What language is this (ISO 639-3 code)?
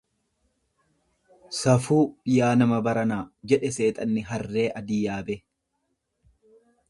orm